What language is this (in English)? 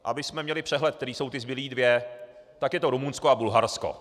Czech